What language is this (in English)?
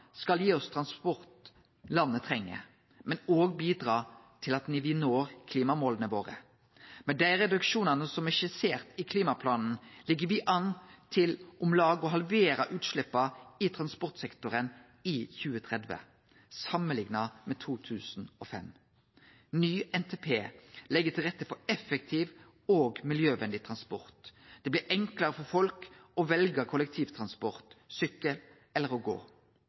Norwegian Nynorsk